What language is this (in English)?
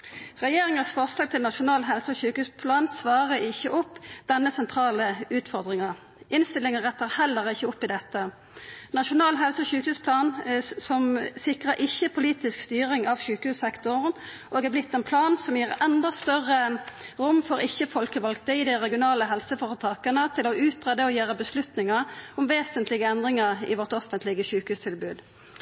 Norwegian Nynorsk